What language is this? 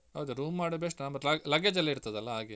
Kannada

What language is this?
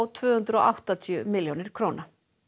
Icelandic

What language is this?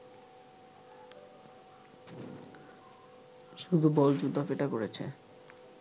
Bangla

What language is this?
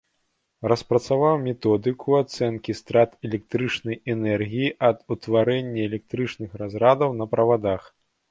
Belarusian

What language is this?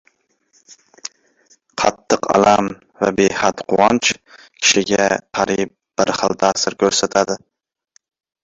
Uzbek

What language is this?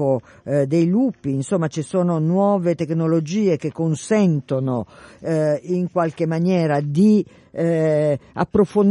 Italian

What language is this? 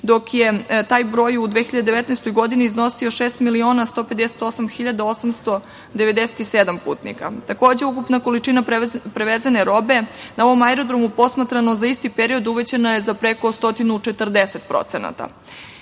Serbian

